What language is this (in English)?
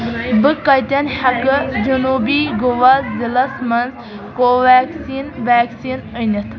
Kashmiri